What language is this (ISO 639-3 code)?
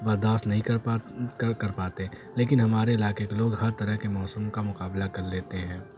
urd